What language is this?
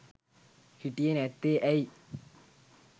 Sinhala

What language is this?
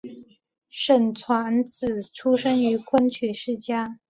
Chinese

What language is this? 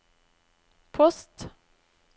Norwegian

